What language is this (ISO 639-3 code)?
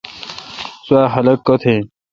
xka